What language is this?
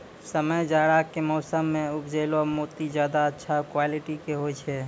Maithili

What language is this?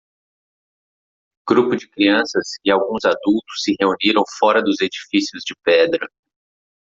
Portuguese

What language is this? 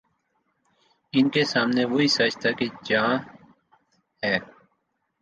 Urdu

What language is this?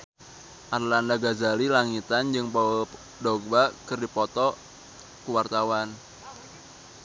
Sundanese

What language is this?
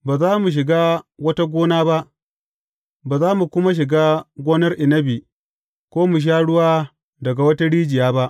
Hausa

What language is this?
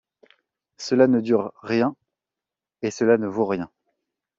French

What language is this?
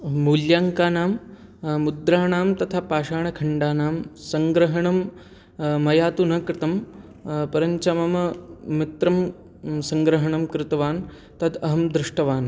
Sanskrit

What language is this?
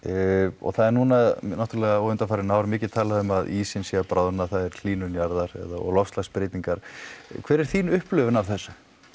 Icelandic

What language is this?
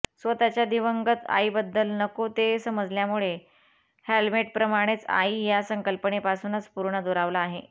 Marathi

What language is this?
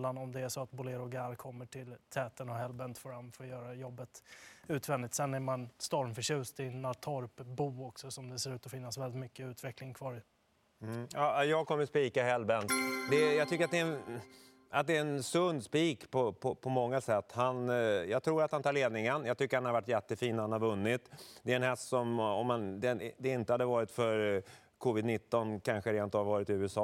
Swedish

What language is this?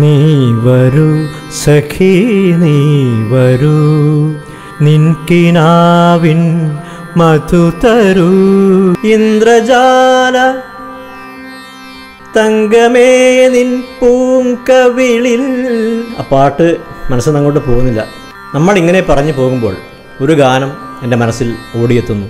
Malayalam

